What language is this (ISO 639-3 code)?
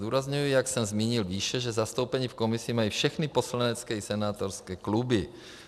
ces